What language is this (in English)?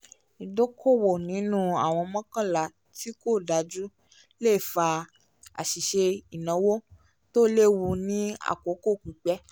Yoruba